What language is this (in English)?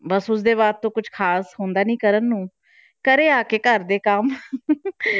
Punjabi